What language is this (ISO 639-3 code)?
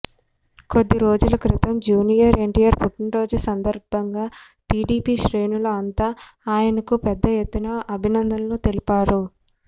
tel